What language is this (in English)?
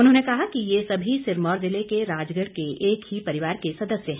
Hindi